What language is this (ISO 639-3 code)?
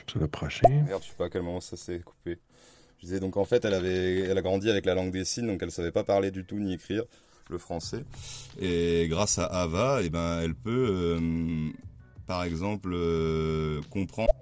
fra